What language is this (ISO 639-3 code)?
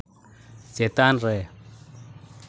sat